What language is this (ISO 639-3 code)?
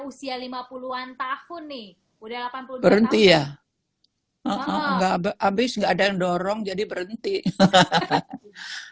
ind